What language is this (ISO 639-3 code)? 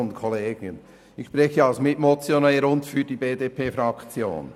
gsw